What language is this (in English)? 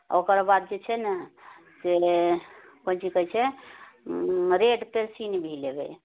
Maithili